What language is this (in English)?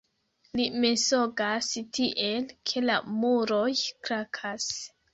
Esperanto